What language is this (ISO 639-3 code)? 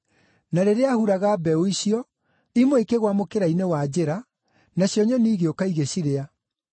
kik